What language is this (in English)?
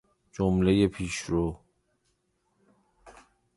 Persian